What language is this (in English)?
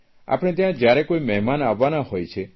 Gujarati